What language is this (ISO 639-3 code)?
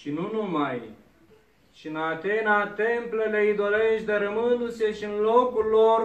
ron